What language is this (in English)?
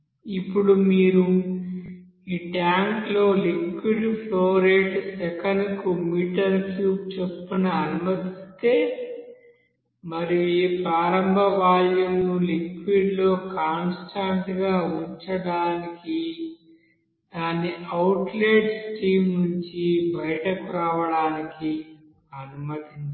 Telugu